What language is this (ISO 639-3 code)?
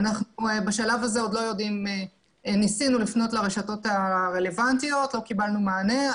heb